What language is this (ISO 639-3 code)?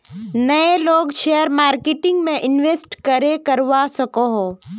mag